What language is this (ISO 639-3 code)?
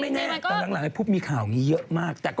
tha